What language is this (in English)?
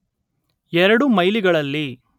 Kannada